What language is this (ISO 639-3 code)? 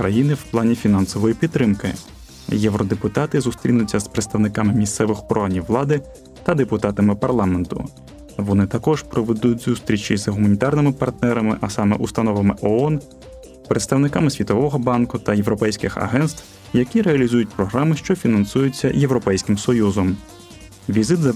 ukr